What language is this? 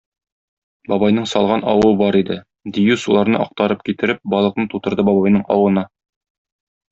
Tatar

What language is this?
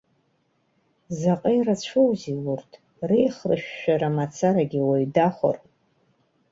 Abkhazian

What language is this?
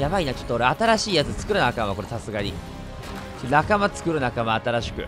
Japanese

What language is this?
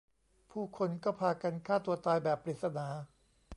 Thai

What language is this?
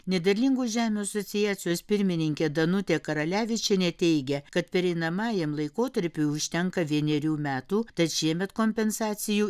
Lithuanian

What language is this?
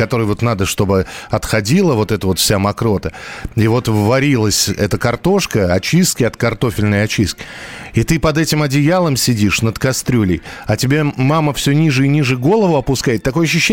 Russian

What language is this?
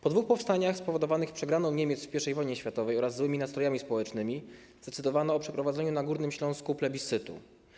Polish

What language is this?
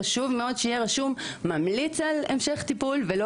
Hebrew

